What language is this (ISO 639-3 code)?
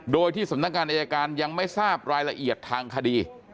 tha